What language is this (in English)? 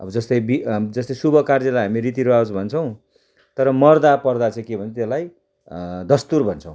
Nepali